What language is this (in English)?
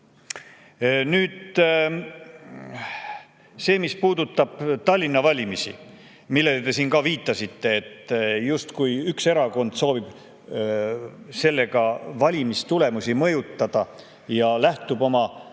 Estonian